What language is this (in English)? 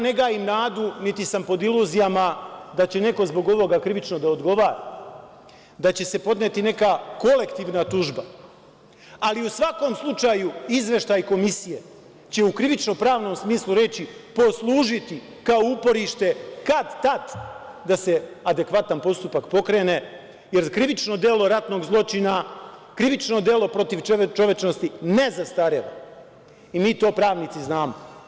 Serbian